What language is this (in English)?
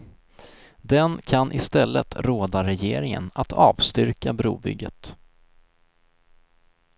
Swedish